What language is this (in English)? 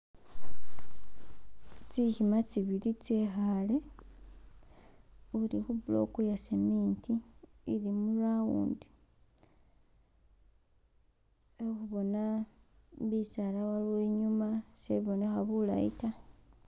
Masaaba